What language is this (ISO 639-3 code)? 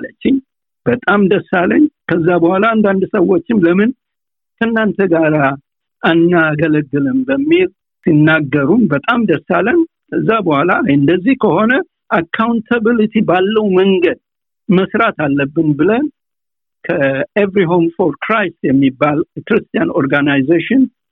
amh